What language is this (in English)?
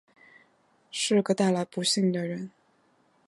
Chinese